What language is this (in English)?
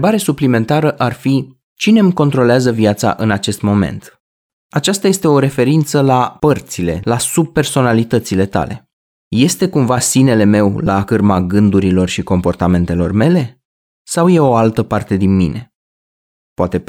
Romanian